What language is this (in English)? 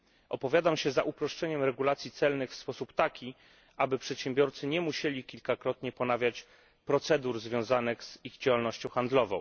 Polish